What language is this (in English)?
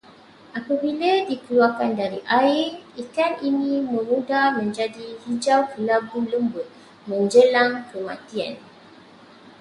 Malay